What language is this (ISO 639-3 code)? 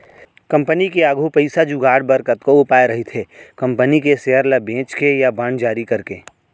hne